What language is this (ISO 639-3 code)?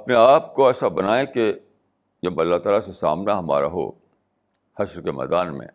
urd